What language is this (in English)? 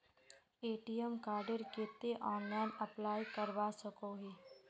Magahi